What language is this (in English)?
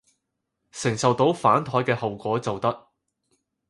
Cantonese